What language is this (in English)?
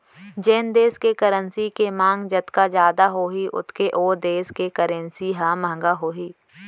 Chhattisgarhi